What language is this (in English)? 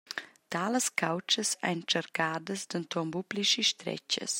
Romansh